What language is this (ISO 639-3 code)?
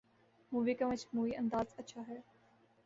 urd